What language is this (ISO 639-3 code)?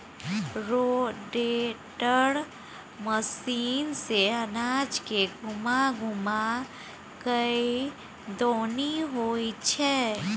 mai